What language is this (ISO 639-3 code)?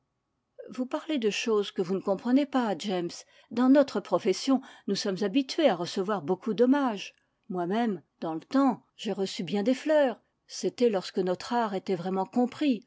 fra